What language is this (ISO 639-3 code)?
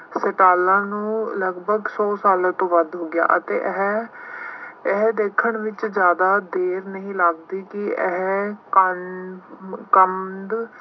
pan